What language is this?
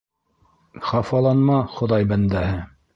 Bashkir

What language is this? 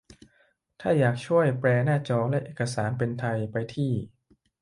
Thai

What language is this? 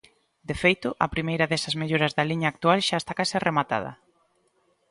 Galician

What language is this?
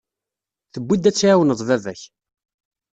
Kabyle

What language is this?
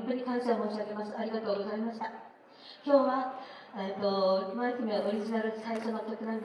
Japanese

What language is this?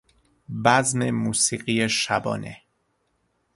Persian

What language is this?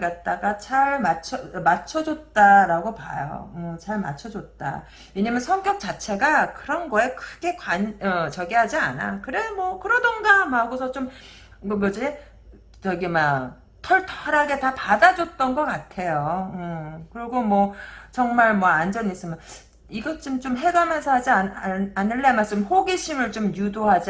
Korean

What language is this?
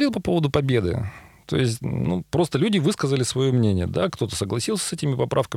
Russian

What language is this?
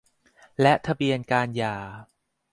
Thai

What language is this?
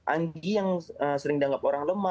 Indonesian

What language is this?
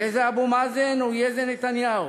Hebrew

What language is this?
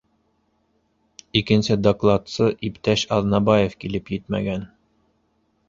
Bashkir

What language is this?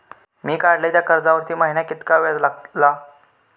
Marathi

